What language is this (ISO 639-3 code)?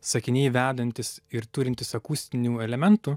lit